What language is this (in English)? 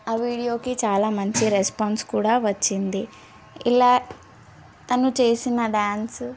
Telugu